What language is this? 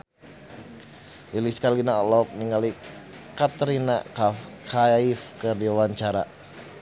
Sundanese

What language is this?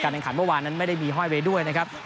Thai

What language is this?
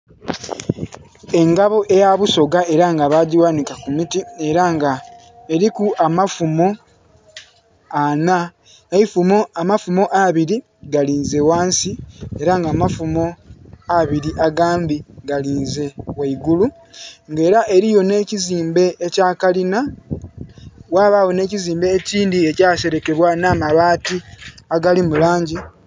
Soga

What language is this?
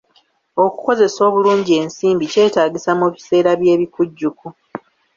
Ganda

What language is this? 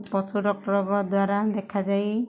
Odia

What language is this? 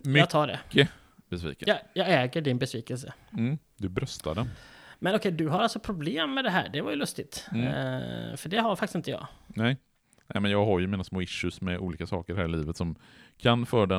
Swedish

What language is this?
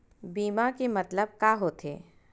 Chhattisgarhi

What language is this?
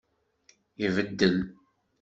Kabyle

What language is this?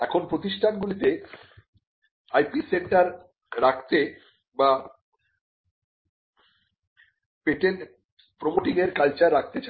Bangla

